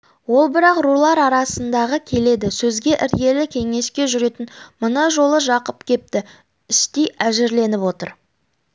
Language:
Kazakh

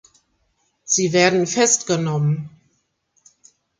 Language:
German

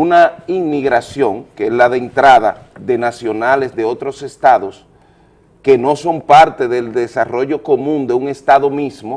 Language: Spanish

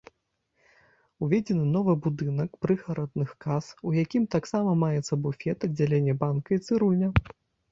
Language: Belarusian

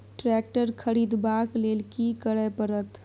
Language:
Maithili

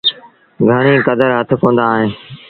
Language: Sindhi Bhil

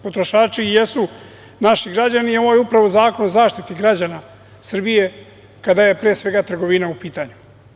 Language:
Serbian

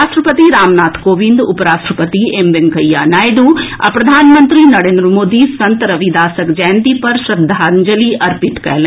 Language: Maithili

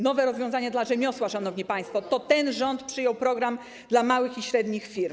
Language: Polish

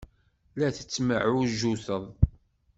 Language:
Kabyle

